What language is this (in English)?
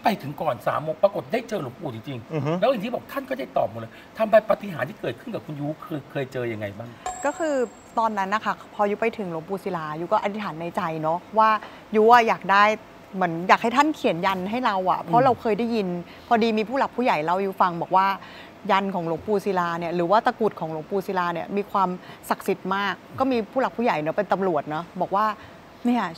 Thai